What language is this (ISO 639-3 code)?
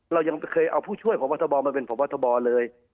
tha